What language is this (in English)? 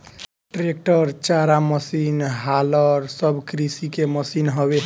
Bhojpuri